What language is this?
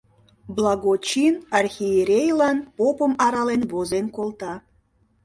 Mari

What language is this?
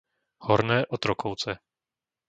Slovak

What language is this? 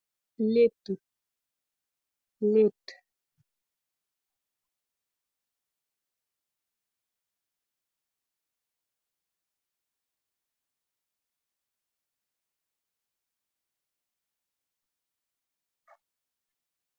Wolof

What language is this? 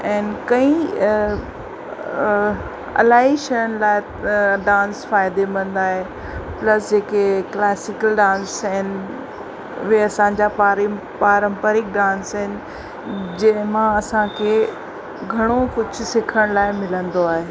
Sindhi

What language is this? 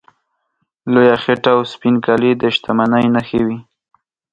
Pashto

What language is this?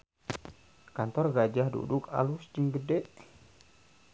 Sundanese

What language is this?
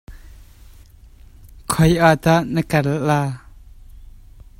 Hakha Chin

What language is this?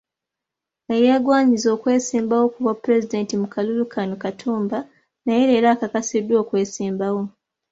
Ganda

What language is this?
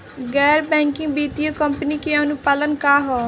Bhojpuri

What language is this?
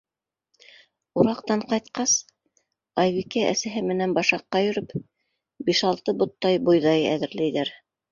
Bashkir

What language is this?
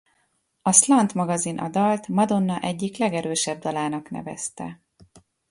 Hungarian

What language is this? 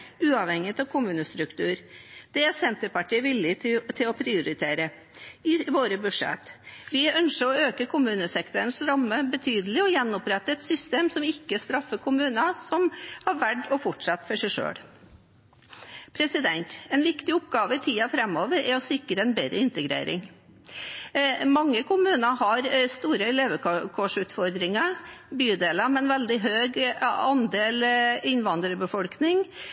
Norwegian Bokmål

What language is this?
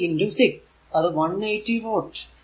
Malayalam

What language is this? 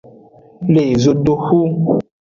Aja (Benin)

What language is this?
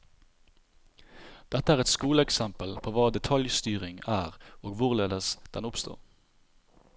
Norwegian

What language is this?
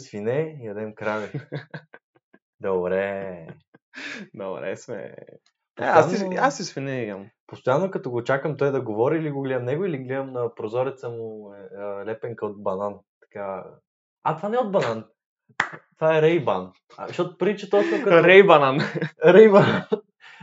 Bulgarian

